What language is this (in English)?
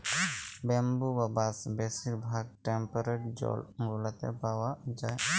Bangla